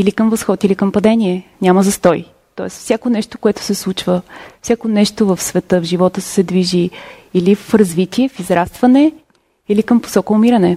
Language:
Bulgarian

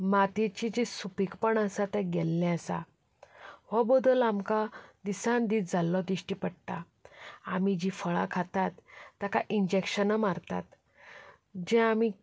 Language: Konkani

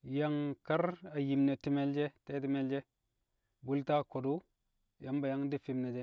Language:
Kamo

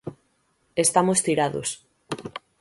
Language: Galician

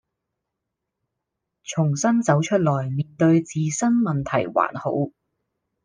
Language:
Cantonese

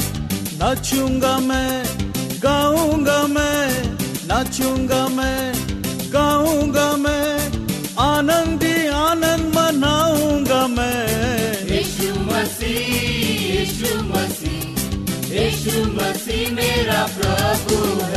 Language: Hindi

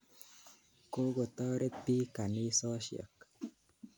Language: Kalenjin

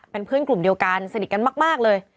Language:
Thai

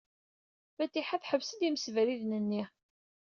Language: Kabyle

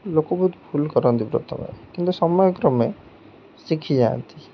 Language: Odia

